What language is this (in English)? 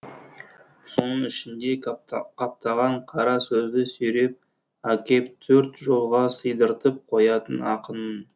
Kazakh